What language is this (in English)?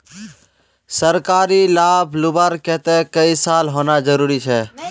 Magahi